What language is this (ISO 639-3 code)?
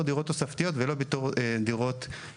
heb